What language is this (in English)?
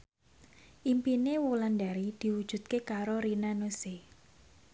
Javanese